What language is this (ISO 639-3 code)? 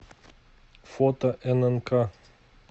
rus